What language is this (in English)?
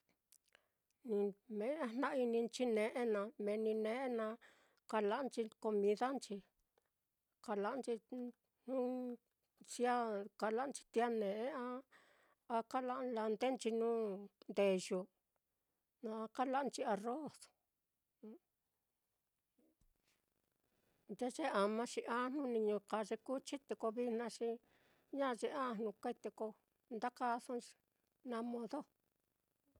Mitlatongo Mixtec